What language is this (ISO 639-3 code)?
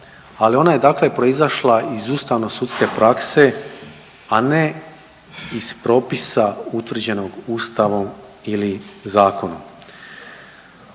hrv